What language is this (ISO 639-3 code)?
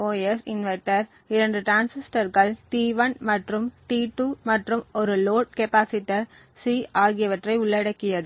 tam